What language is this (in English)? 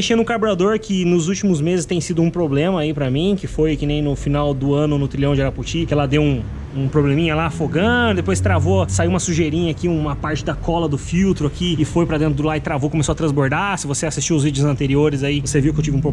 Portuguese